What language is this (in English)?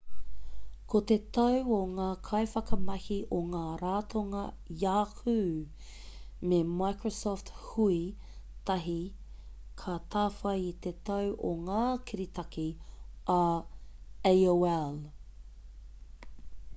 Māori